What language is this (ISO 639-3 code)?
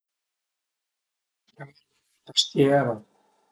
pms